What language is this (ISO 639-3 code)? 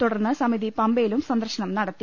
mal